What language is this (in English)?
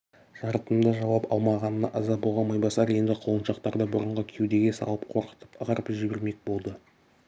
Kazakh